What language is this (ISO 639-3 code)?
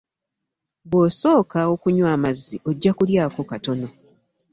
lug